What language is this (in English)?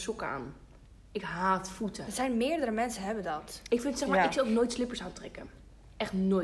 Dutch